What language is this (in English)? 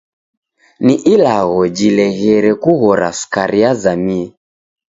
Taita